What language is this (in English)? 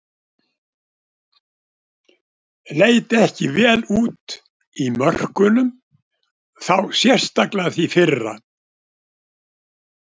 Icelandic